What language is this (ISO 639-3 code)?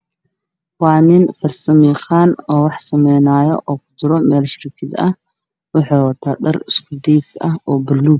som